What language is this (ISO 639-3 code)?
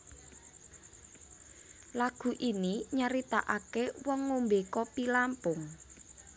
jav